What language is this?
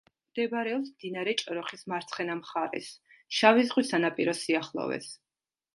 Georgian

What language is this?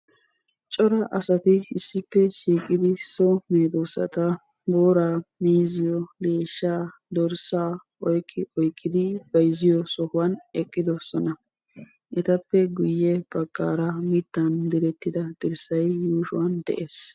Wolaytta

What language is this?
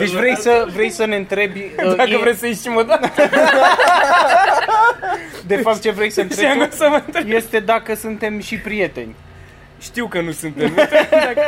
Romanian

